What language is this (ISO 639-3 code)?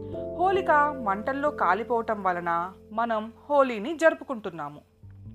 tel